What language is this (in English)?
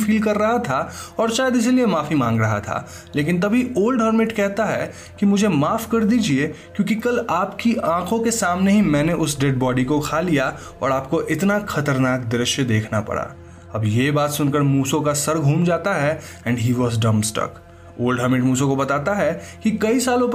Hindi